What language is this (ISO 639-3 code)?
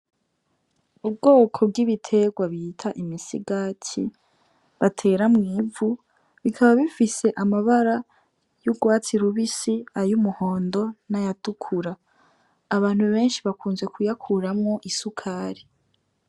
run